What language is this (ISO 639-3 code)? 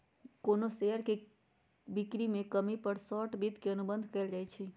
mag